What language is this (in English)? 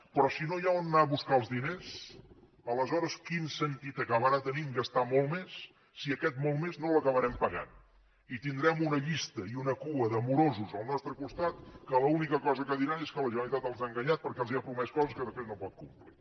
Catalan